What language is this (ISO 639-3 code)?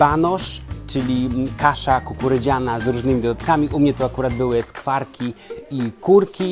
pol